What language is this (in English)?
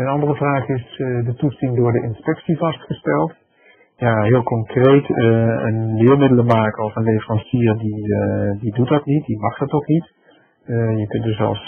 Dutch